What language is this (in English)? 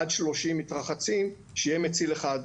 Hebrew